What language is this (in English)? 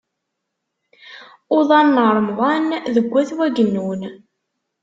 Kabyle